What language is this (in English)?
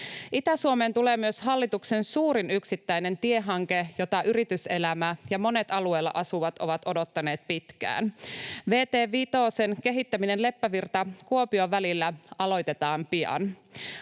Finnish